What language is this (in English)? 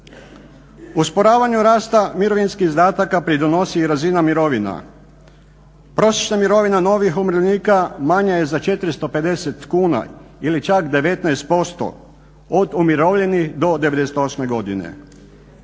Croatian